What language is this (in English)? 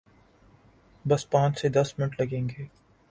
Urdu